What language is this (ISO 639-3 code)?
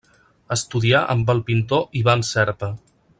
cat